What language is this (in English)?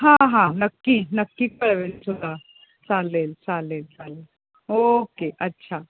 Marathi